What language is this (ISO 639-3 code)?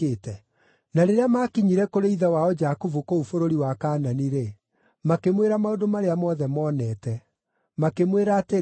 kik